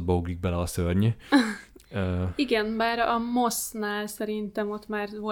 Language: Hungarian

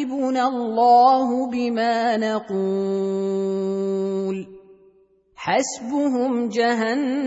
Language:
Arabic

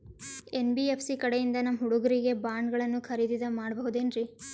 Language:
Kannada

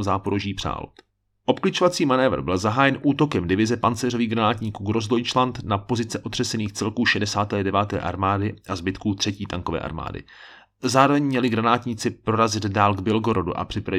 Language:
Czech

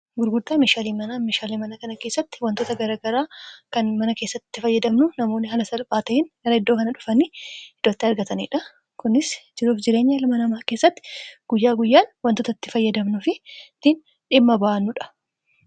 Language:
Oromo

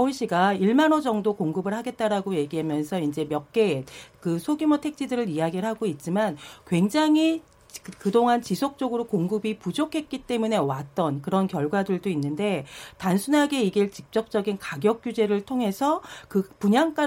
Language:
Korean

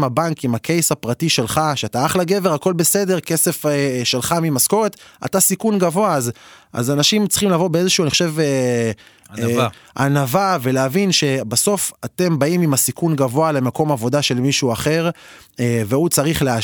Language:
Hebrew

